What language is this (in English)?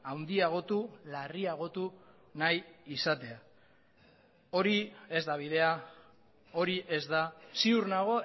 Basque